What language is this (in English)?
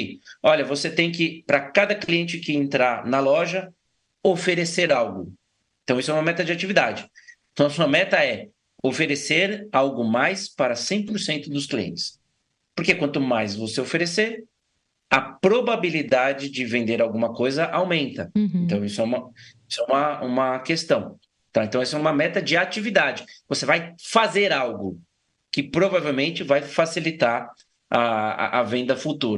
Portuguese